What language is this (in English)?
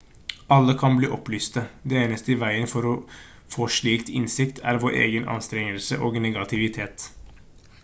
Norwegian Bokmål